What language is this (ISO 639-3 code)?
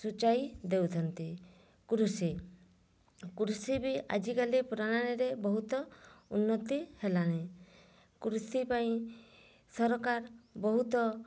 ori